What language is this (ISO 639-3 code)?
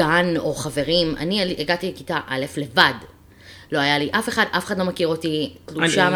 heb